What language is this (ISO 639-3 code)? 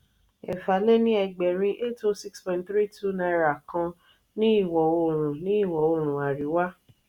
yor